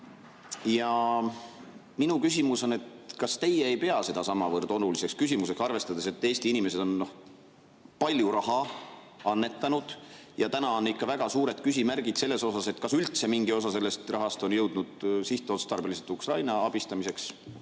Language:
Estonian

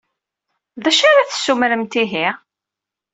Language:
Kabyle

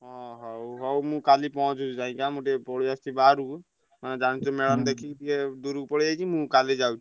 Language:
Odia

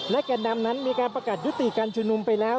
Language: Thai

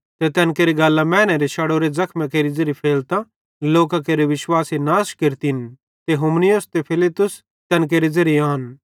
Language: Bhadrawahi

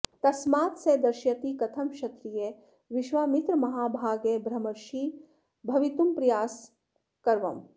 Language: Sanskrit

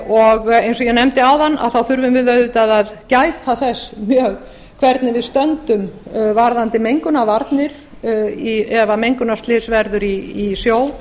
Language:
Icelandic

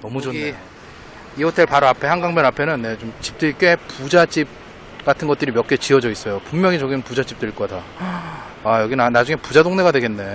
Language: Korean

